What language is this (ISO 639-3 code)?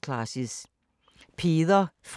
dan